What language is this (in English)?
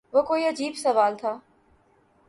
Urdu